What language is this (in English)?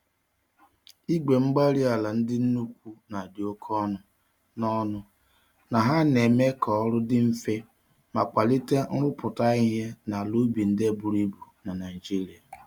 Igbo